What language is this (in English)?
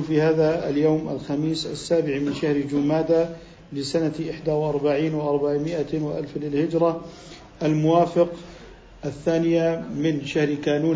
Arabic